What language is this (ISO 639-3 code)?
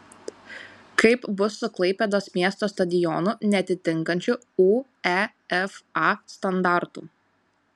lit